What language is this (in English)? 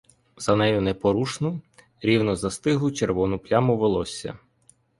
Ukrainian